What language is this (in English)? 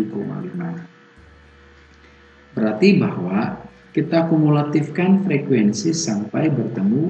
Indonesian